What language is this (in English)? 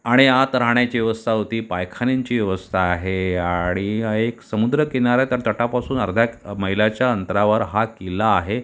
Marathi